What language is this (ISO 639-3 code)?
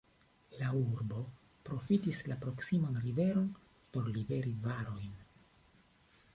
epo